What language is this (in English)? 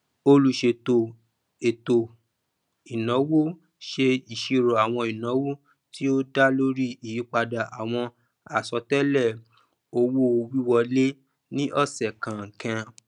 Yoruba